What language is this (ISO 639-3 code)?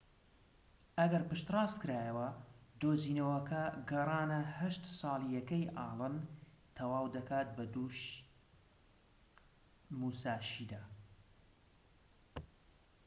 ckb